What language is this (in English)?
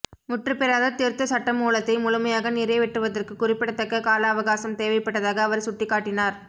Tamil